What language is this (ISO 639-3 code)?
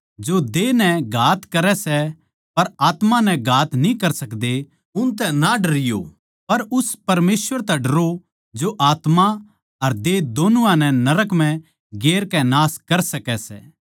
bgc